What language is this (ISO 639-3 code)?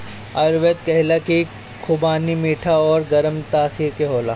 bho